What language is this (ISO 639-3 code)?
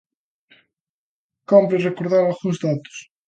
glg